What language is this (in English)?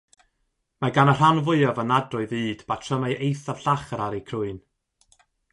Welsh